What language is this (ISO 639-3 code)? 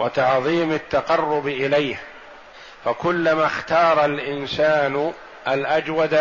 ara